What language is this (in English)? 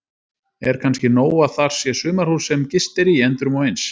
Icelandic